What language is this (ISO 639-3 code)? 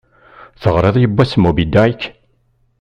kab